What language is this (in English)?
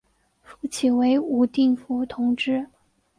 Chinese